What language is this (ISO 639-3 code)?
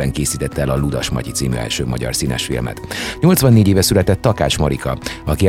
hun